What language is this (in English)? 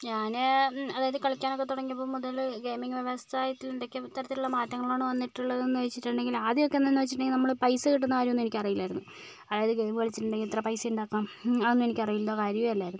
Malayalam